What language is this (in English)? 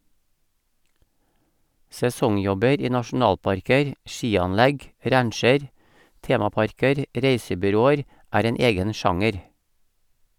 Norwegian